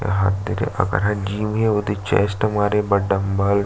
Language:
Chhattisgarhi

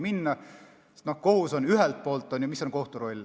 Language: Estonian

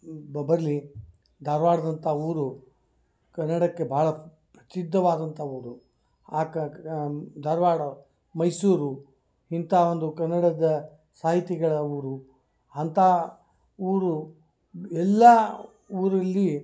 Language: Kannada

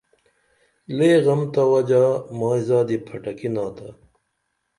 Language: Dameli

